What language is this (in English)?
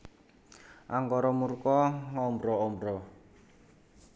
Javanese